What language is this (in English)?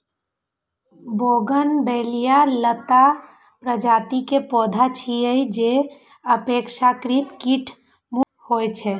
Maithili